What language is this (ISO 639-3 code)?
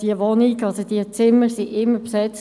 gsw